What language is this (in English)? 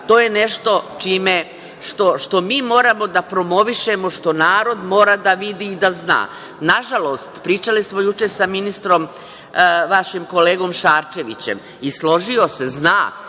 Serbian